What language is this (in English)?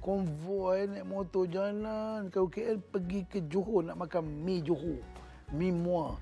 Malay